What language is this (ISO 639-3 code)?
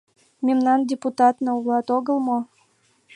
chm